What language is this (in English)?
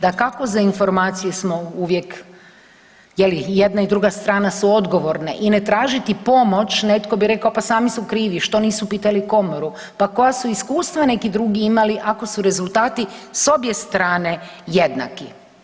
Croatian